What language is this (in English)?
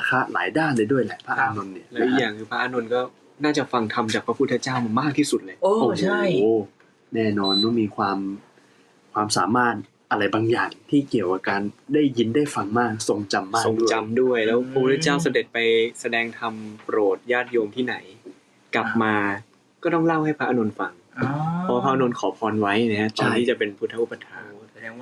Thai